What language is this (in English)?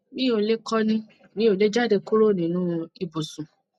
Yoruba